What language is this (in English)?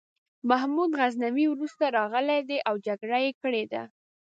Pashto